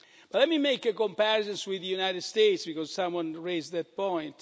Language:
English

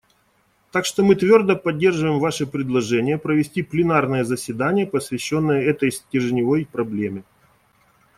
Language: Russian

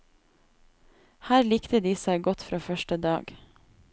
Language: Norwegian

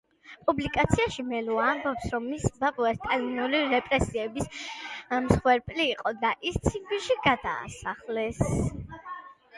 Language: Georgian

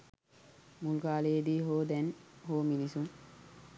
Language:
Sinhala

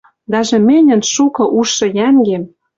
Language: Western Mari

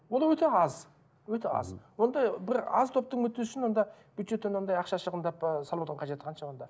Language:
Kazakh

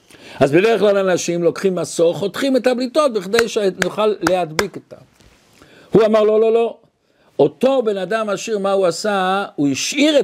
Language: Hebrew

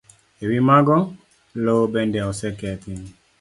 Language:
Luo (Kenya and Tanzania)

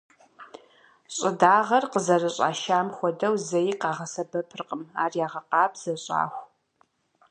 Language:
Kabardian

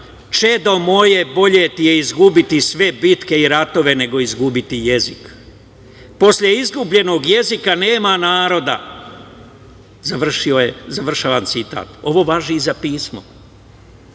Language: Serbian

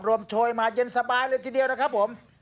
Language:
Thai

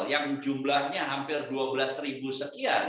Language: Indonesian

